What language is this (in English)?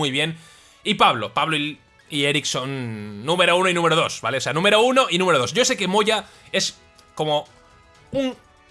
Spanish